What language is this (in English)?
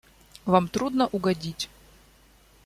Russian